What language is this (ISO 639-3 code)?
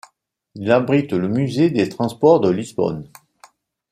fra